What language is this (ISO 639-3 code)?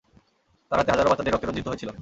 ben